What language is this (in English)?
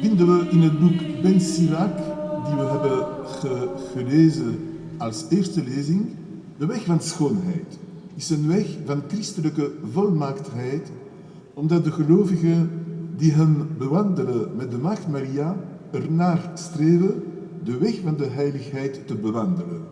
Dutch